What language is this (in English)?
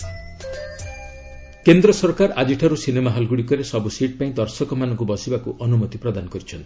Odia